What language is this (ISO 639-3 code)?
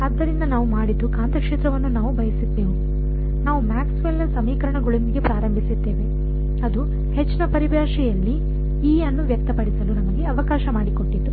kan